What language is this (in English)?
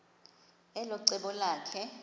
Xhosa